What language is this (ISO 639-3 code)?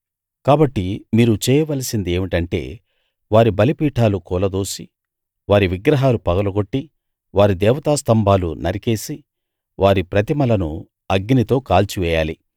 tel